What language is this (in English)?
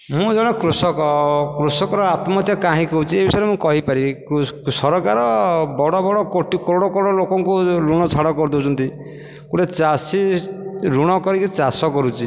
Odia